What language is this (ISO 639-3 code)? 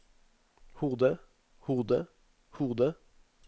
nor